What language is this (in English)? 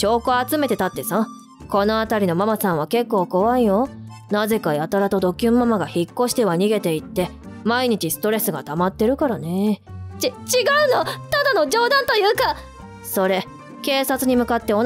Japanese